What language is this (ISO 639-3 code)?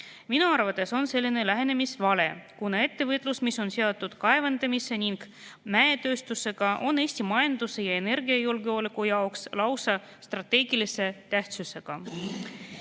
est